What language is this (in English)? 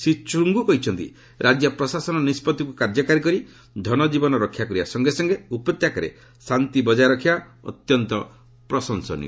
Odia